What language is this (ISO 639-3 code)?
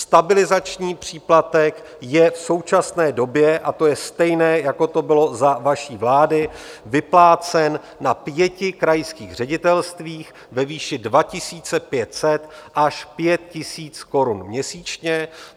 ces